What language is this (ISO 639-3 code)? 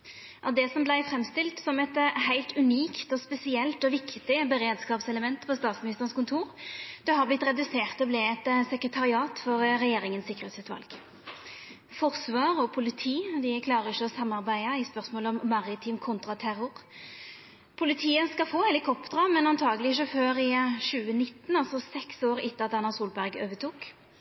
nno